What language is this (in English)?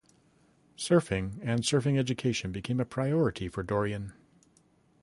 English